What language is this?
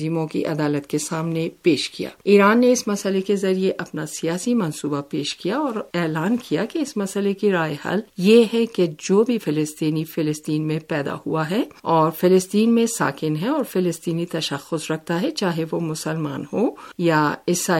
Urdu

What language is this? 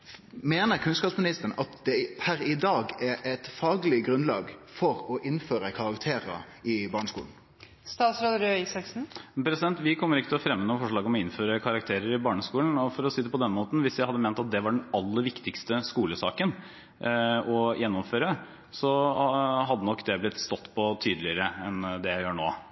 Norwegian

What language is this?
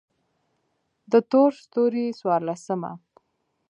Pashto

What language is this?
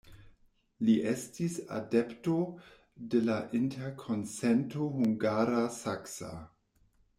Esperanto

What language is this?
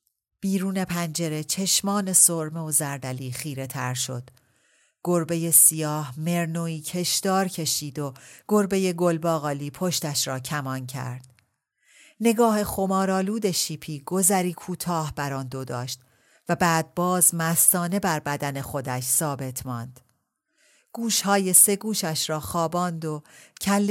Persian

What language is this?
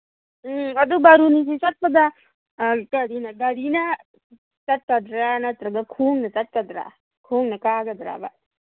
Manipuri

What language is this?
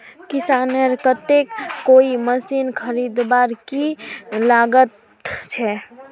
Magahi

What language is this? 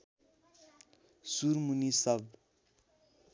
Nepali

